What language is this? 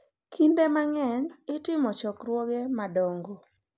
Luo (Kenya and Tanzania)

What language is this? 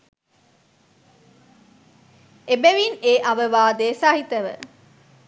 Sinhala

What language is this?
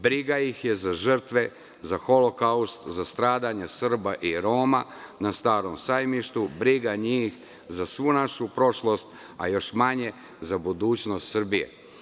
Serbian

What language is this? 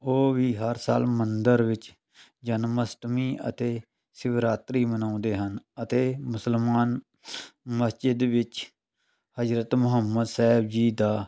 Punjabi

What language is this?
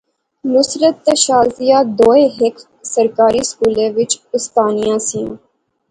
Pahari-Potwari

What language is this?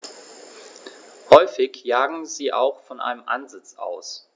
German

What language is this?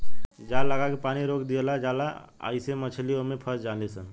Bhojpuri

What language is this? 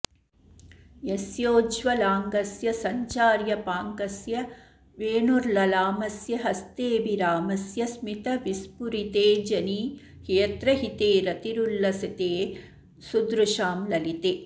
Sanskrit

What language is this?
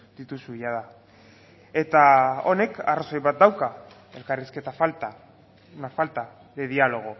Basque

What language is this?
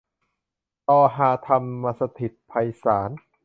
Thai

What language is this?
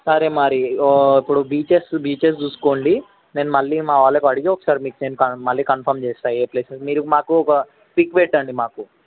Telugu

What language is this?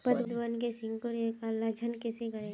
Magahi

